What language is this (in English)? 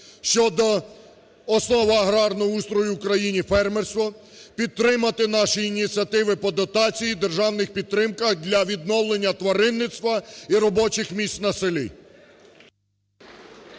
Ukrainian